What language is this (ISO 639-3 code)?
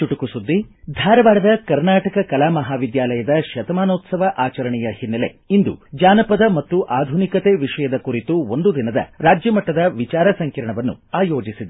kan